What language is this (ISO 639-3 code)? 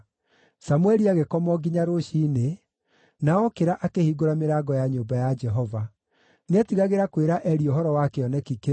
kik